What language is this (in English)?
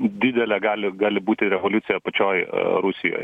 Lithuanian